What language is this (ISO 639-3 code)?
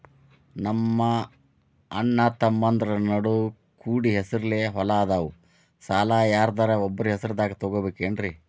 kan